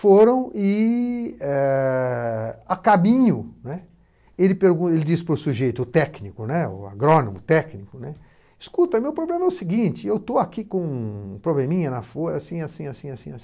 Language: Portuguese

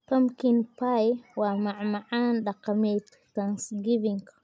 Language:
Somali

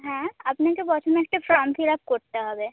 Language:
Bangla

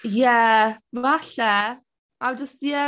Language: Welsh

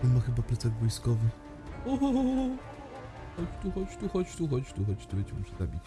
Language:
Polish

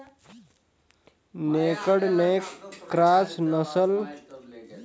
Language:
Chhattisgarhi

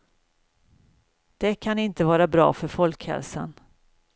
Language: Swedish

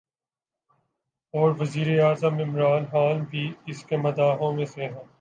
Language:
Urdu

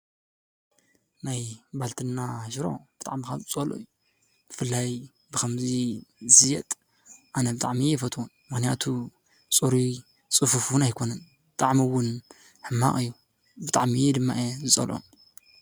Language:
Tigrinya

